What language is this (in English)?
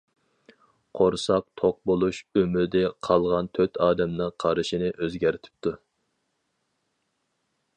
Uyghur